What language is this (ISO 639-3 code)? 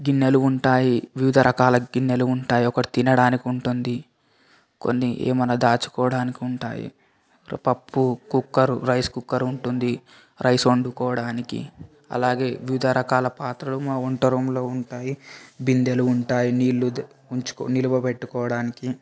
tel